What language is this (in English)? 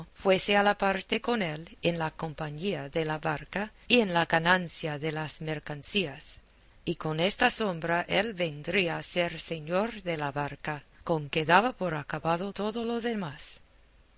Spanish